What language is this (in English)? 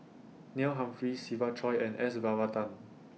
English